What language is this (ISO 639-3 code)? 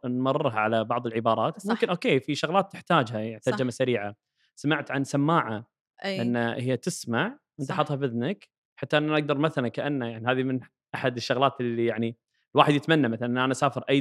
ara